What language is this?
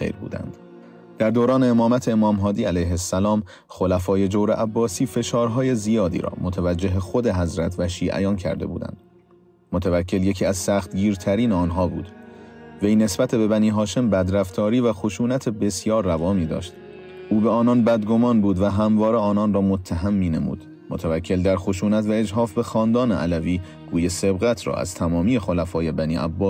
Persian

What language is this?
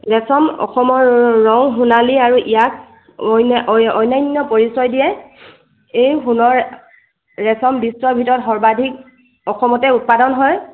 Assamese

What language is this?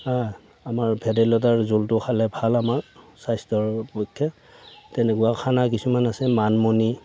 Assamese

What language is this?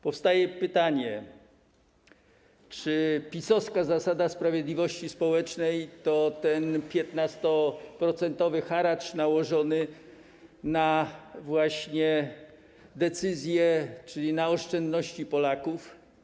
Polish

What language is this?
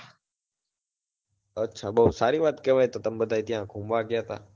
Gujarati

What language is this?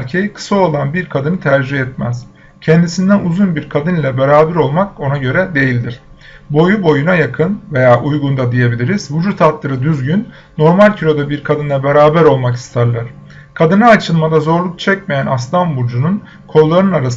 Turkish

